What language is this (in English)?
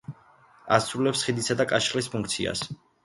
Georgian